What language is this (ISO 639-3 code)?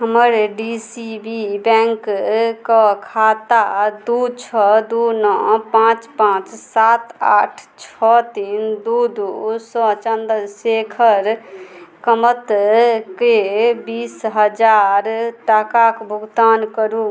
mai